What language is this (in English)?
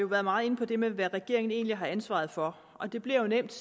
Danish